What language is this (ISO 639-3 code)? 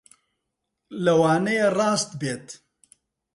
ckb